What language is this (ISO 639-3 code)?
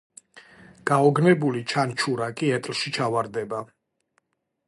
kat